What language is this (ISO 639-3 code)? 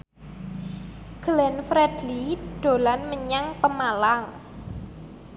jav